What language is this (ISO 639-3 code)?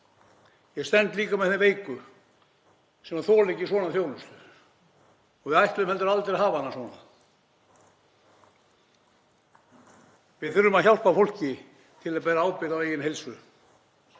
isl